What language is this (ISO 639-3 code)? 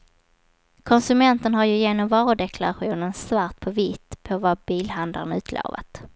swe